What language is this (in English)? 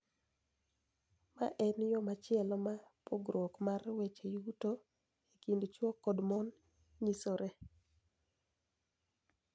Luo (Kenya and Tanzania)